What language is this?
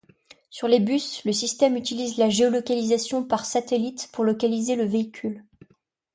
French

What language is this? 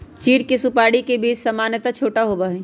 Magahi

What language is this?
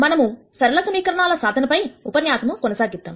Telugu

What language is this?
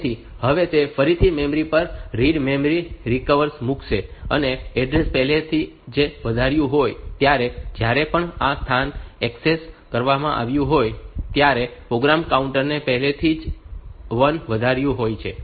Gujarati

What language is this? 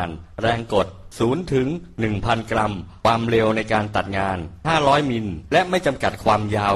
Thai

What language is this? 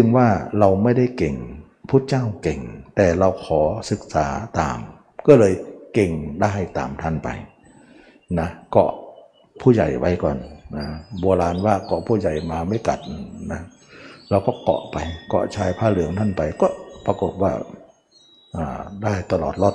Thai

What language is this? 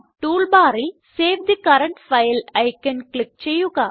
Malayalam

